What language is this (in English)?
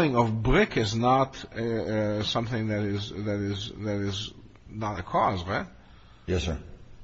English